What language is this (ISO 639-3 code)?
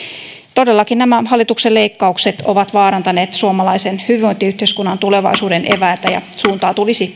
fin